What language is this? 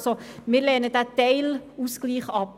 Swiss German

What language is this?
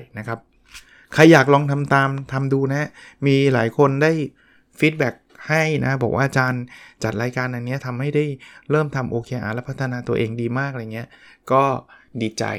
Thai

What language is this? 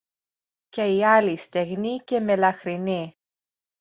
Greek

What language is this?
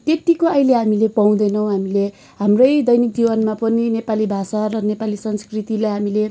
Nepali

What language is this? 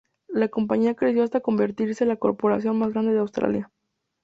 Spanish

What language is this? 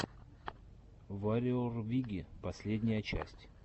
Russian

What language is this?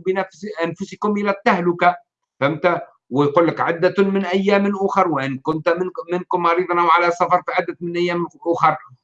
Arabic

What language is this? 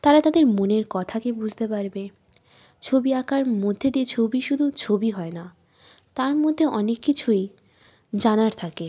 Bangla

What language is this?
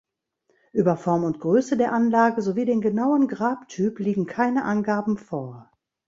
German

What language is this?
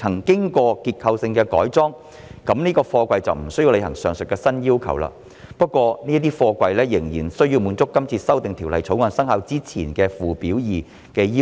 Cantonese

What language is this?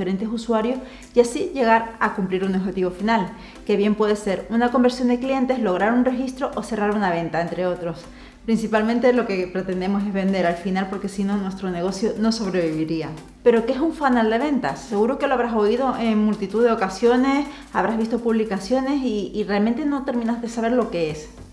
Spanish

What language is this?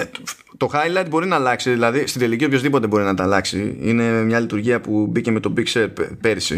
Greek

